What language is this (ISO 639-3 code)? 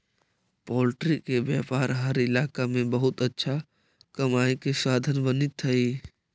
mag